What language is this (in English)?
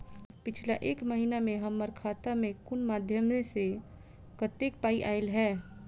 Maithili